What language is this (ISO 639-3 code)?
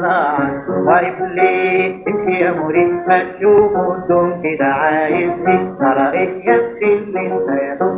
ara